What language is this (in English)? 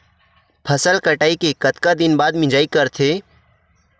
Chhattisgarhi